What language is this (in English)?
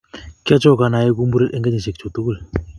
Kalenjin